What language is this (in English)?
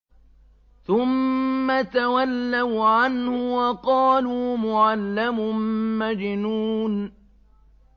Arabic